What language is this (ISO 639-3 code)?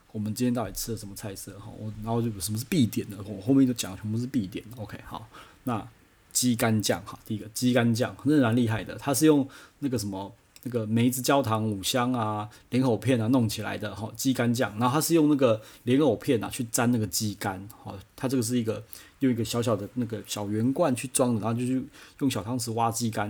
zho